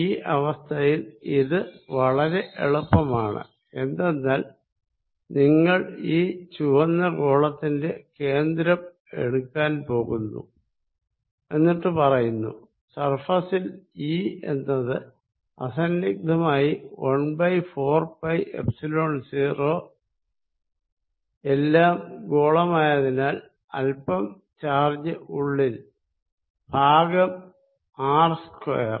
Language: Malayalam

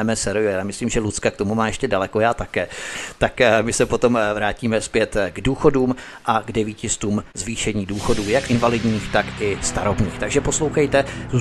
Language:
Czech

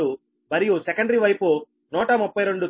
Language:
Telugu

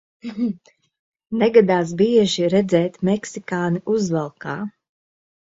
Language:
Latvian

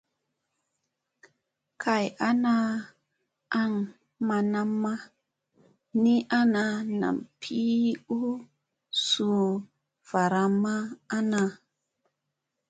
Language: Musey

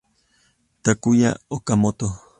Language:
Spanish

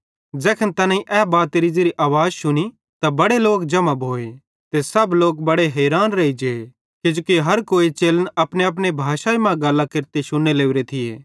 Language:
Bhadrawahi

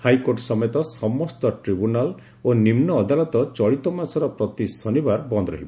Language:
Odia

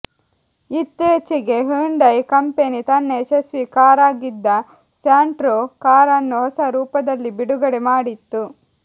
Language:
Kannada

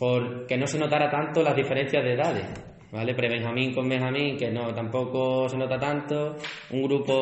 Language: Spanish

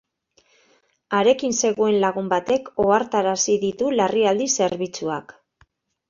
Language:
Basque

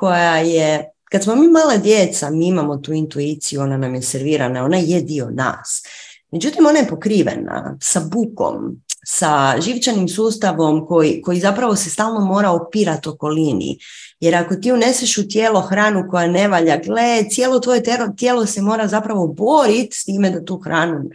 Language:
Croatian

